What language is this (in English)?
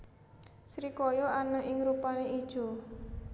Javanese